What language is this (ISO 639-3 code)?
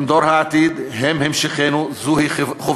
heb